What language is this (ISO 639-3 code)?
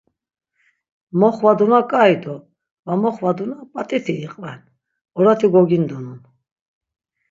lzz